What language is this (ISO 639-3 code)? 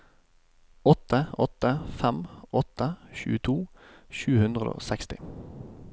nor